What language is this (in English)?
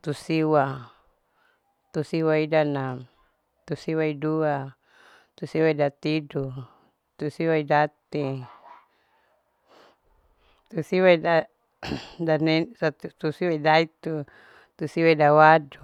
Larike-Wakasihu